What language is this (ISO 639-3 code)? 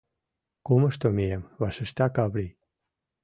chm